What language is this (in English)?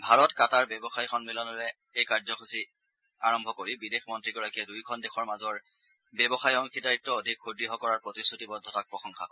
Assamese